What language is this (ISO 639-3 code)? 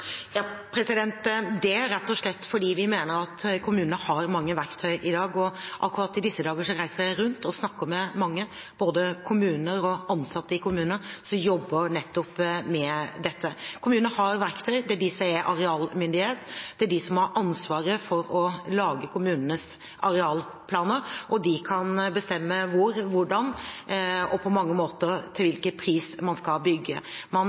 nob